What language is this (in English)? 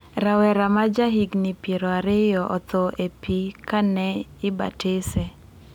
Luo (Kenya and Tanzania)